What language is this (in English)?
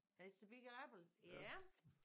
Danish